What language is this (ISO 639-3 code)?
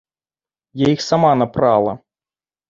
bel